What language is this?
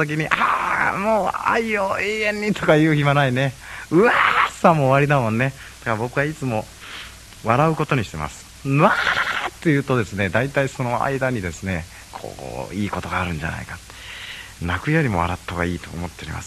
Japanese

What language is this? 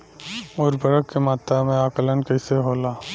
Bhojpuri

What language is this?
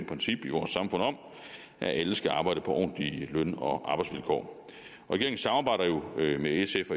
Danish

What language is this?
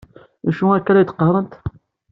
Kabyle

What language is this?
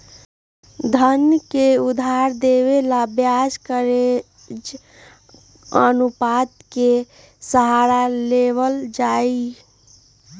Magahi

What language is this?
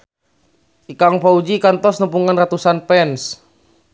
Sundanese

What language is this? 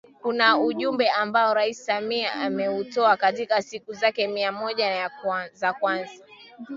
Swahili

